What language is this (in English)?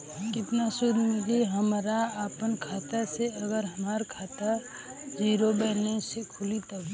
Bhojpuri